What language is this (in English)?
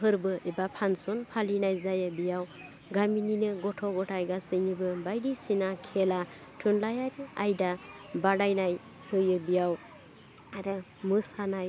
Bodo